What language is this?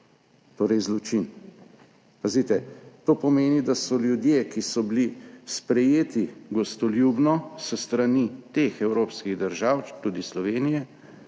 Slovenian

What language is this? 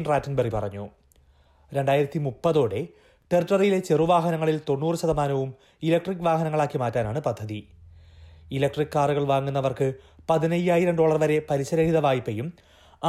Malayalam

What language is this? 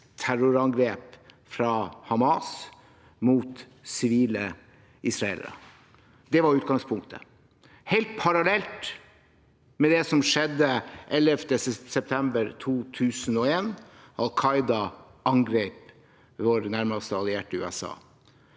Norwegian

